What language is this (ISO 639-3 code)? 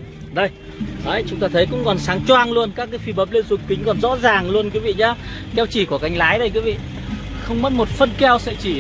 vie